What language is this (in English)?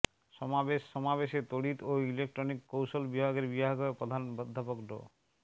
Bangla